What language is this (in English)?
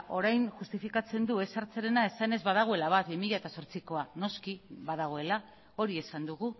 Basque